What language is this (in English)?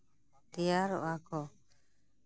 Santali